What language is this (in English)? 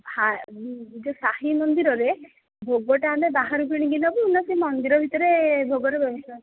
Odia